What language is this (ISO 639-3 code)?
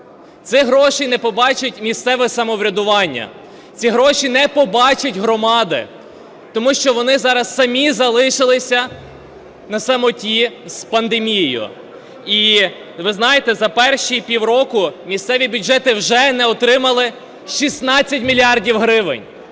ukr